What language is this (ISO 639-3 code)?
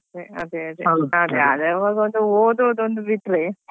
kan